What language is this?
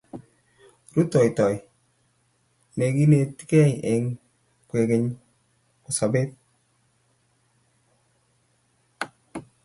Kalenjin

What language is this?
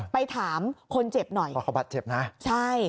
Thai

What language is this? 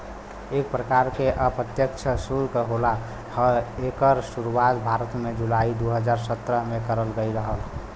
Bhojpuri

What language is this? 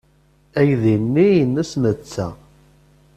Kabyle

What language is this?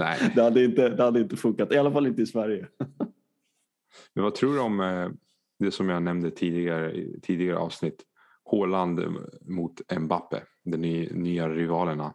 Swedish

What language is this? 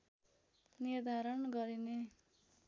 Nepali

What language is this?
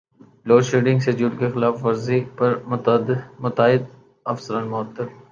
Urdu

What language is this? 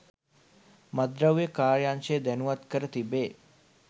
Sinhala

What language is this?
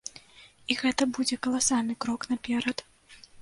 Belarusian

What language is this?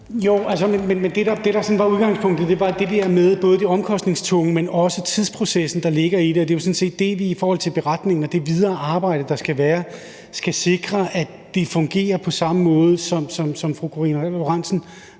Danish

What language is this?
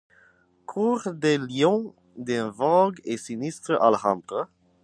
French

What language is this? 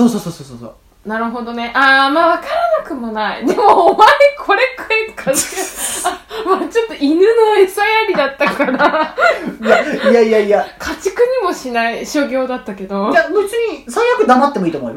Japanese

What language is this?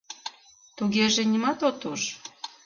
Mari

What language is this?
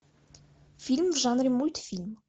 Russian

